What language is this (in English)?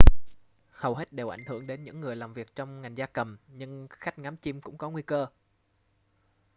Vietnamese